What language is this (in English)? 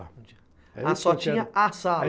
Portuguese